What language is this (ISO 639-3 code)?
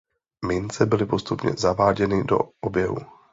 ces